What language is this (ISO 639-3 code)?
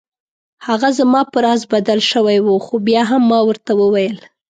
pus